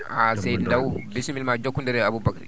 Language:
Fula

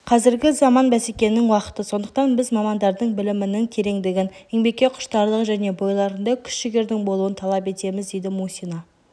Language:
Kazakh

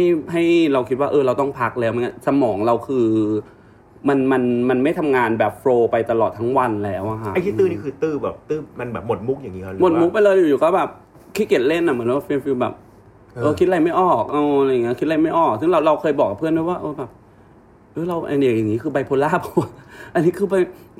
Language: Thai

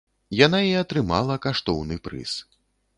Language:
Belarusian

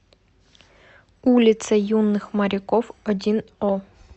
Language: Russian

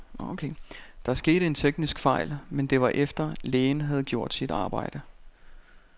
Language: Danish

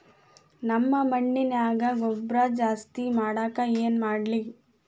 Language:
Kannada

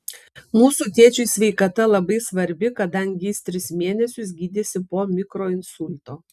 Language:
Lithuanian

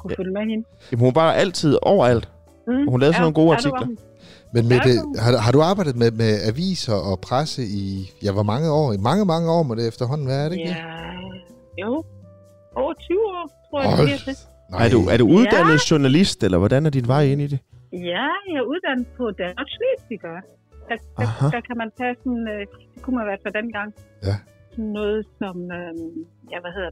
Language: Danish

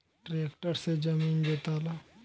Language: Bhojpuri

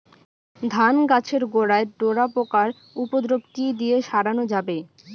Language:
Bangla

